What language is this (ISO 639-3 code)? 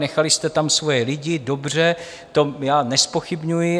ces